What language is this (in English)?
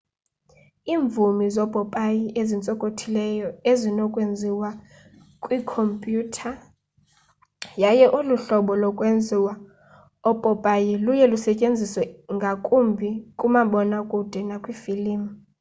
Xhosa